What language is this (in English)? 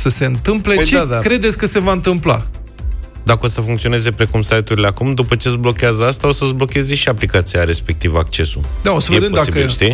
Romanian